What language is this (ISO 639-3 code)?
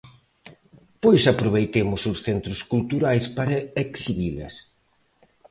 glg